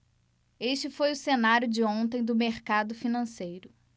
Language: Portuguese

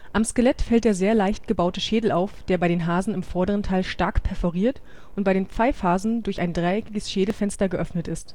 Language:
German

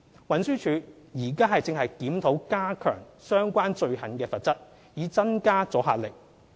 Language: Cantonese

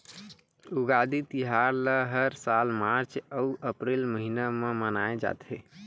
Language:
Chhattisgarhi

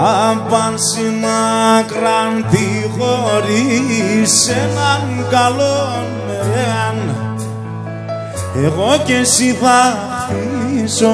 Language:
Greek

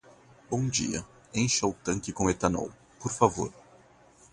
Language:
Portuguese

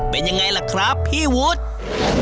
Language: Thai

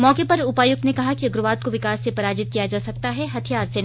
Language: Hindi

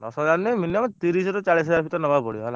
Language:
Odia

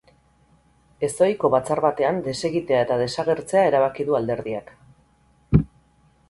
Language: Basque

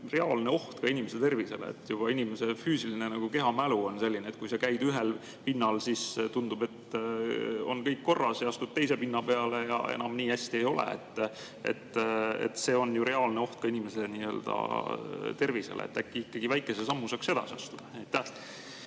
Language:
Estonian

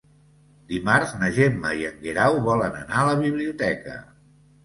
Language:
Catalan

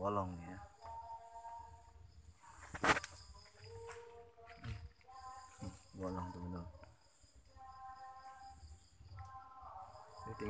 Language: Indonesian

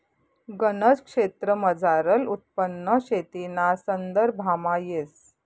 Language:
Marathi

